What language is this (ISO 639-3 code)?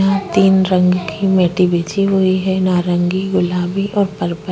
hin